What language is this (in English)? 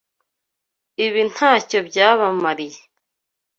Kinyarwanda